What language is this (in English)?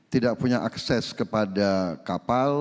Indonesian